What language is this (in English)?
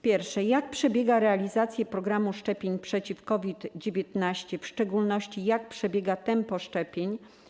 Polish